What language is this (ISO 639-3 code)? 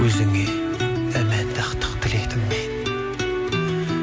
kaz